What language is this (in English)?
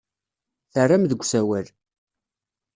Kabyle